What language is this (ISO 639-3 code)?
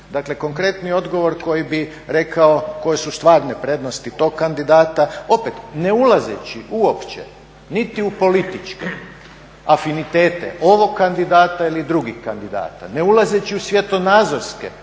hrv